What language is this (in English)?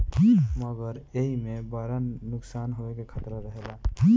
Bhojpuri